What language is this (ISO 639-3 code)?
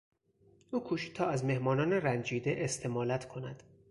fas